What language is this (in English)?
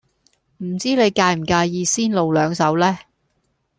Cantonese